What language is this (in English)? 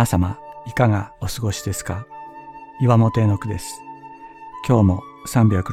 Japanese